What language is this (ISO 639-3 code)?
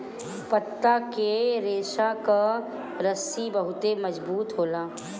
bho